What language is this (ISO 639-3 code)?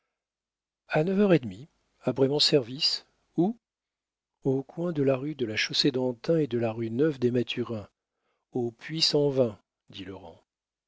fra